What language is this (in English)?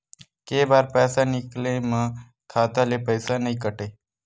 Chhattisgarhi